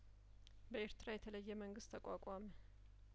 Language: Amharic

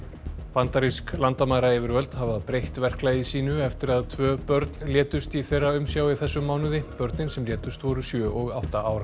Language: Icelandic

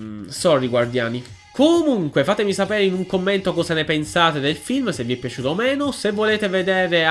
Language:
Italian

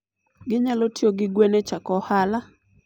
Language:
Luo (Kenya and Tanzania)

